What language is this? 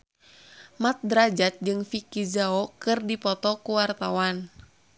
Sundanese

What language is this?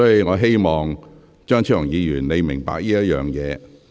Cantonese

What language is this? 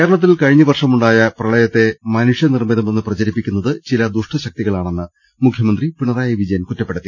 Malayalam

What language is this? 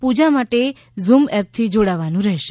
Gujarati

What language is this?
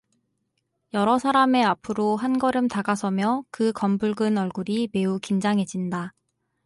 Korean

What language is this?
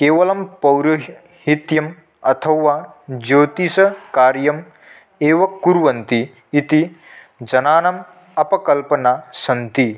Sanskrit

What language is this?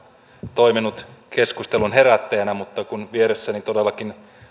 Finnish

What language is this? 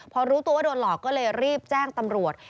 Thai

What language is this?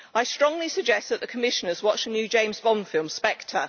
English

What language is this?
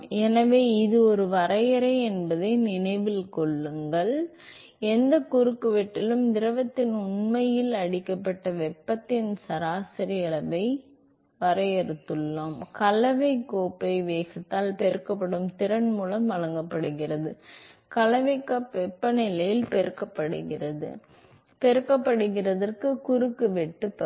Tamil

